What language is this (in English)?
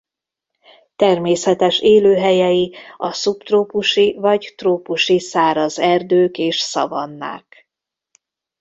Hungarian